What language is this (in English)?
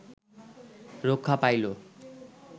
Bangla